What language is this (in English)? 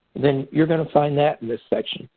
English